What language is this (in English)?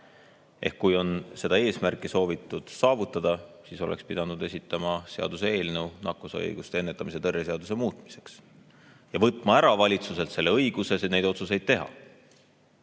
Estonian